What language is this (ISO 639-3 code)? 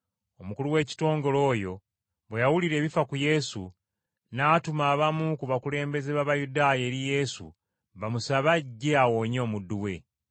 lug